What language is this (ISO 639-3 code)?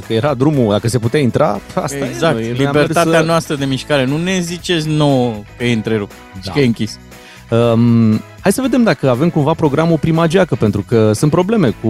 ron